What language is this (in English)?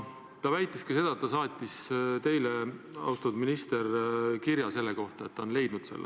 Estonian